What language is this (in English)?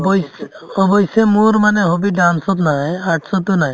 Assamese